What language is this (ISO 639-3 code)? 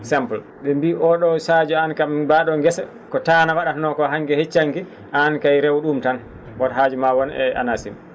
ful